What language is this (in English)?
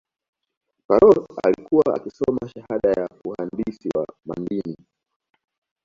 Swahili